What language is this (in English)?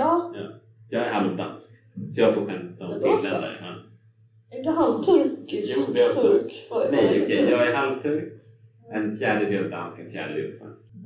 Swedish